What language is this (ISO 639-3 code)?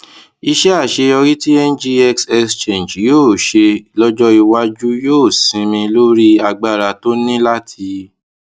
yor